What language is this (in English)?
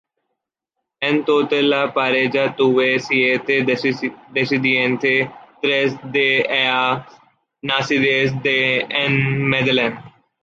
Spanish